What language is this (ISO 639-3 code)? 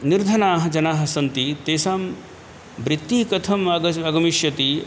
san